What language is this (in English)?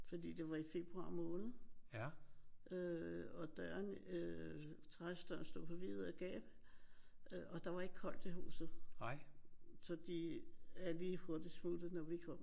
Danish